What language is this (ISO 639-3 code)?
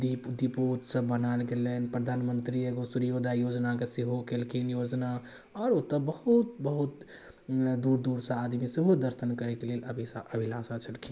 mai